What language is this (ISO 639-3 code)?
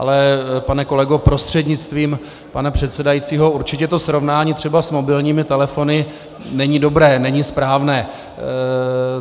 ces